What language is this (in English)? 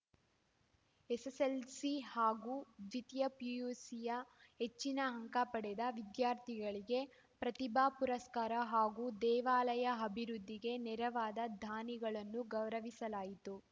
Kannada